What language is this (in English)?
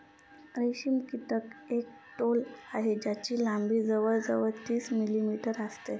Marathi